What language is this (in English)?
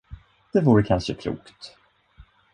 Swedish